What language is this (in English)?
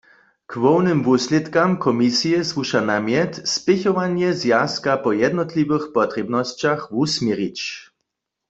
Upper Sorbian